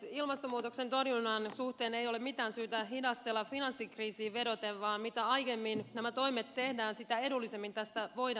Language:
Finnish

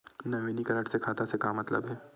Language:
Chhattisgarhi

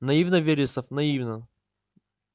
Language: Russian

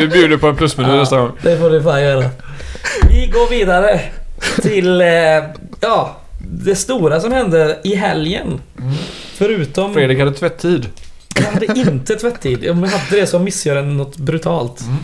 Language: Swedish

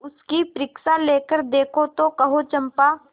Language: Hindi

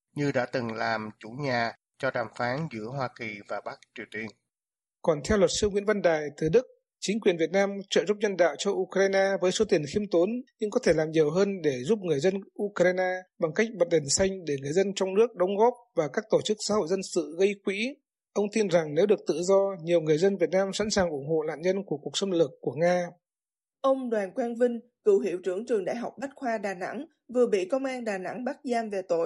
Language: Vietnamese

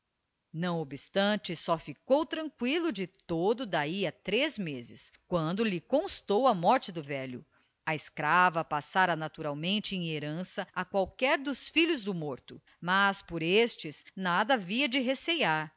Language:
Portuguese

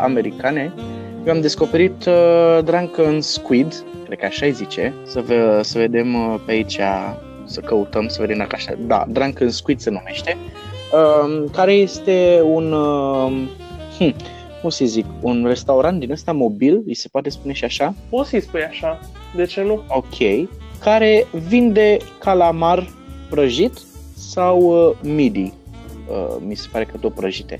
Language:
Romanian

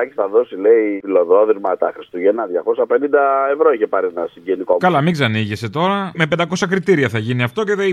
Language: Greek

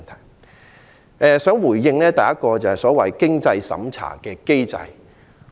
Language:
Cantonese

